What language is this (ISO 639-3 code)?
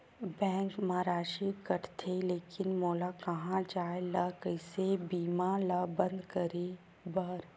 hne